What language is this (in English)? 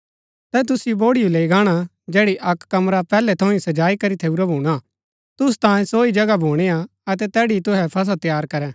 Gaddi